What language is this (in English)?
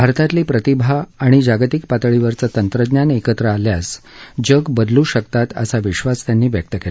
Marathi